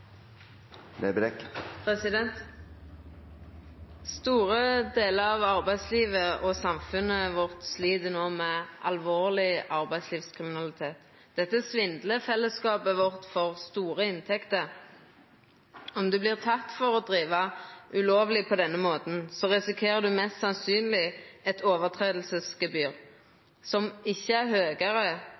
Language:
Norwegian Nynorsk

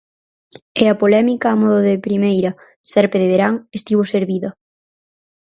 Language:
Galician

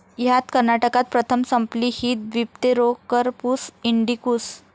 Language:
Marathi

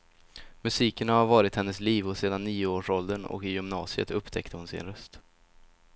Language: Swedish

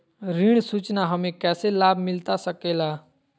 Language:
Magahi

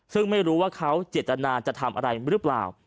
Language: Thai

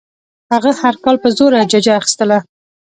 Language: Pashto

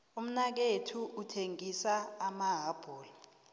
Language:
South Ndebele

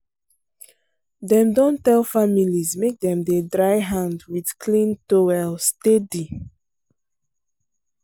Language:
Nigerian Pidgin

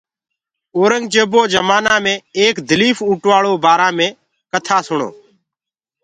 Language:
Gurgula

